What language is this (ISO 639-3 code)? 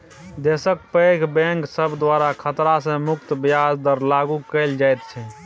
mai